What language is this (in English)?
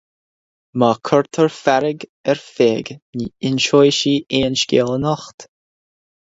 Irish